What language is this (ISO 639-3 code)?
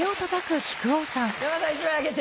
jpn